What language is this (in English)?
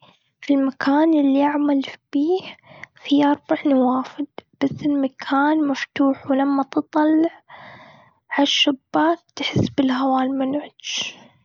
Gulf Arabic